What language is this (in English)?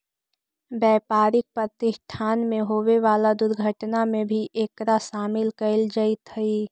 Magahi